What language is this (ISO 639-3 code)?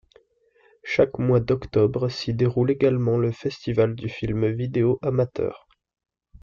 fra